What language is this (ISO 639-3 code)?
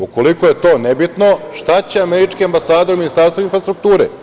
srp